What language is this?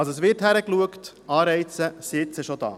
Swiss German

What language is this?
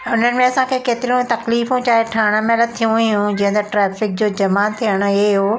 Sindhi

